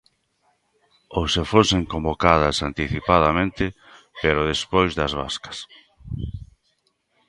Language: Galician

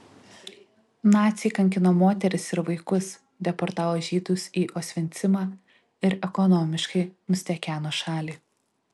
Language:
Lithuanian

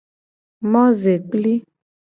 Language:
Gen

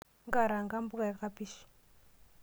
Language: Masai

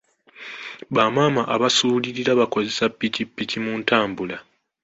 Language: Ganda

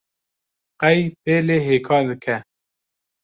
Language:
Kurdish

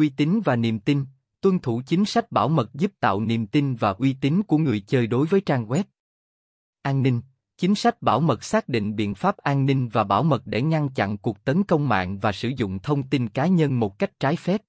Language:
Vietnamese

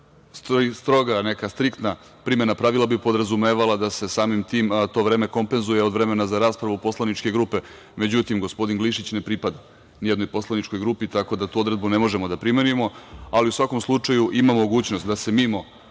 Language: Serbian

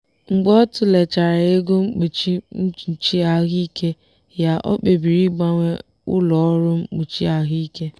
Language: Igbo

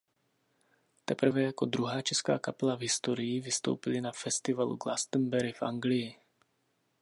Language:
Czech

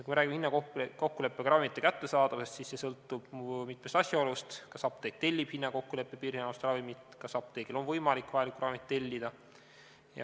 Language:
Estonian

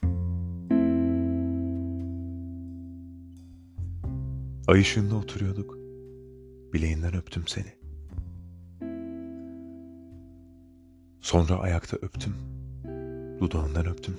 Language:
Turkish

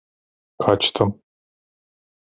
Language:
Turkish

